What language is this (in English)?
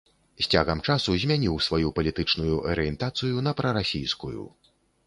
Belarusian